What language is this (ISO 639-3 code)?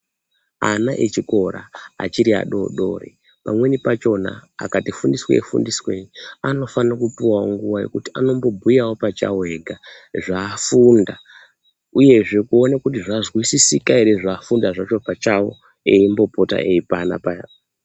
ndc